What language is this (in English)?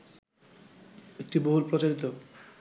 Bangla